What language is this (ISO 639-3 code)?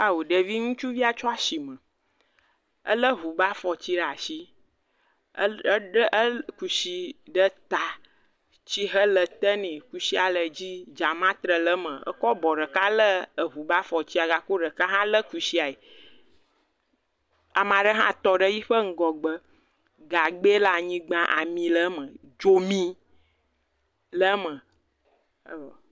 ewe